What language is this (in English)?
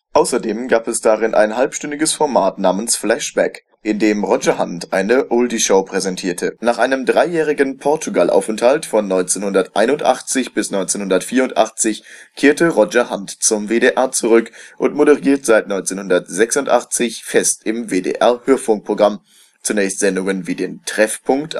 German